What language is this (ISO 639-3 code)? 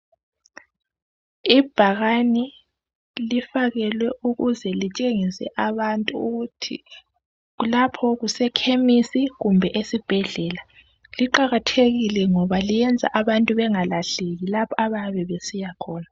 nde